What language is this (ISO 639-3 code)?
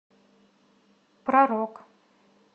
rus